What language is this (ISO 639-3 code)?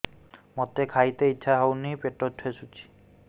ori